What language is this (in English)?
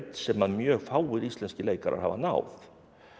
Icelandic